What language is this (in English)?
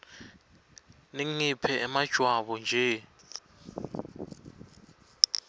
Swati